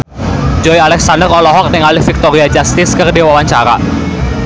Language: Sundanese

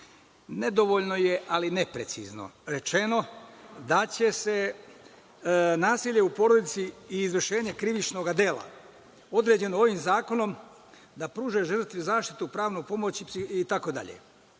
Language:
Serbian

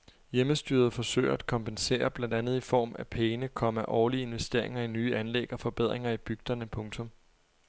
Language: Danish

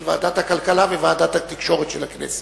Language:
Hebrew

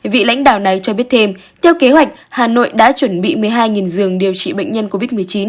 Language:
Vietnamese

